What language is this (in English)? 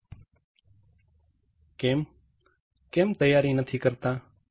Gujarati